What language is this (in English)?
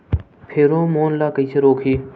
Chhattisgarhi